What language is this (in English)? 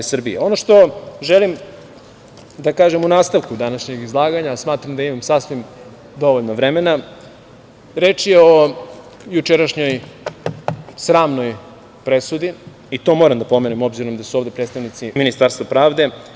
Serbian